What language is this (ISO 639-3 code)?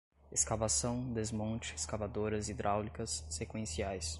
por